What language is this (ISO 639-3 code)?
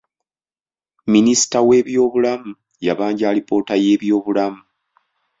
lug